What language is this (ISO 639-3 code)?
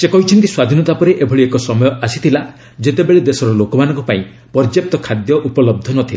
ori